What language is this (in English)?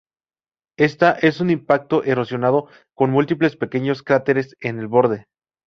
Spanish